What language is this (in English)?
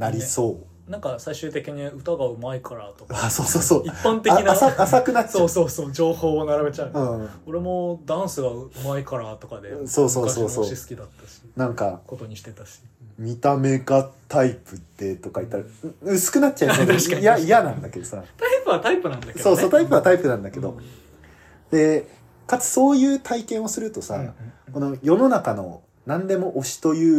Japanese